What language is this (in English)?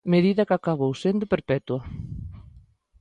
Galician